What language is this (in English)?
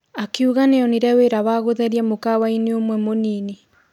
Kikuyu